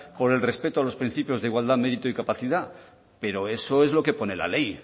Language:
Spanish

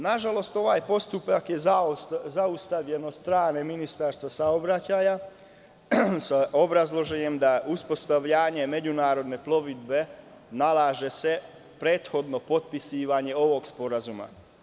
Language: Serbian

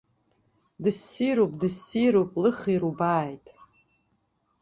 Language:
Abkhazian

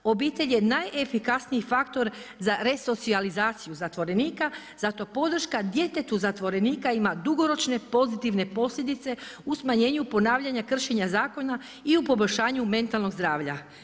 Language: Croatian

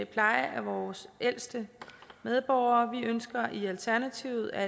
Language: Danish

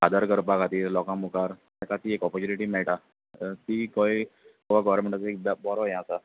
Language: Konkani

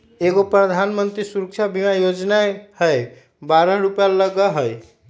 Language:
Magahi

